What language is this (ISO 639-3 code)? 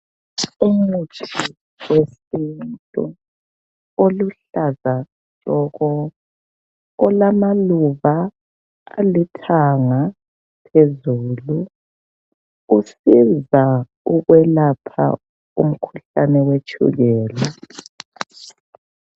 nde